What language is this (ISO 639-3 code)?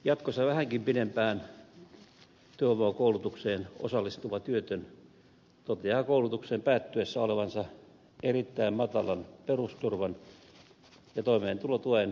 fin